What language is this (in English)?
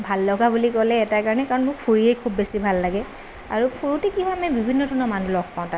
Assamese